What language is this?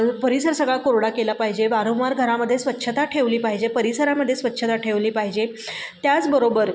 Marathi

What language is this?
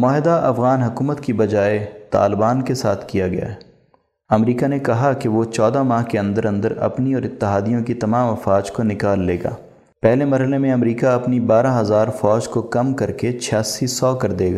Urdu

